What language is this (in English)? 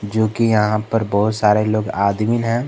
Hindi